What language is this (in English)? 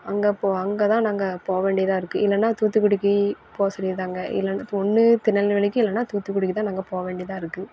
Tamil